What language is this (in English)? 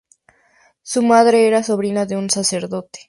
Spanish